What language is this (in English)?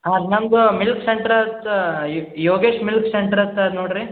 Kannada